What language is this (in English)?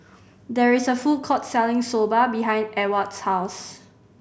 English